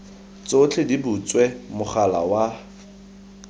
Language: Tswana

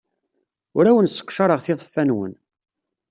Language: Kabyle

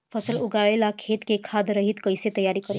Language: Bhojpuri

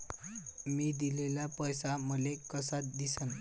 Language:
Marathi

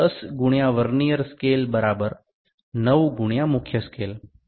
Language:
Bangla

